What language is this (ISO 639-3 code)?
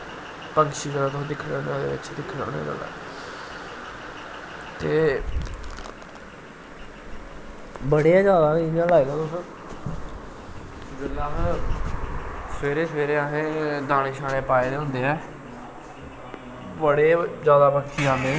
doi